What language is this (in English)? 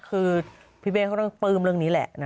Thai